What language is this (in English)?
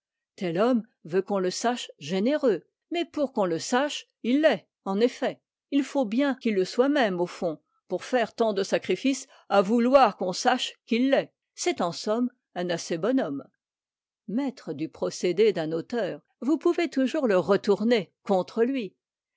French